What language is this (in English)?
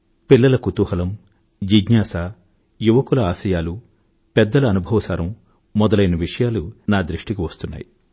Telugu